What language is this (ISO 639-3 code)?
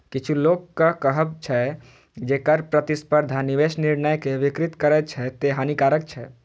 mai